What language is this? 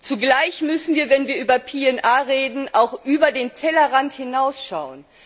German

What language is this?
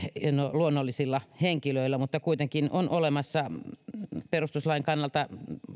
Finnish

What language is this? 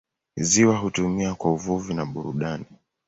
Swahili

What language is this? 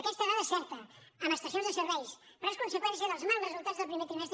Catalan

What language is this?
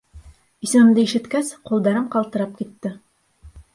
Bashkir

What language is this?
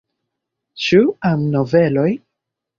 Esperanto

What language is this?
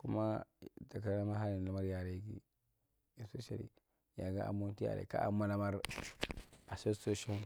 Marghi Central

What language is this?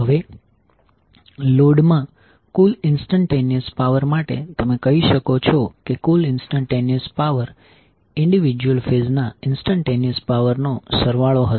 Gujarati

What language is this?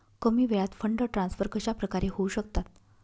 Marathi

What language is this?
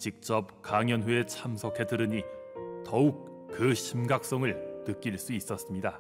Korean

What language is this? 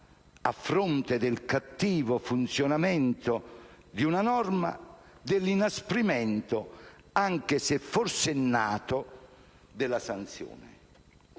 Italian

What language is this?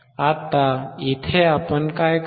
Marathi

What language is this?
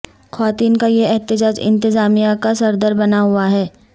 Urdu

